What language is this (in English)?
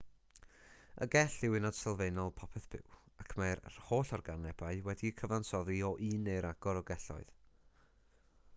Welsh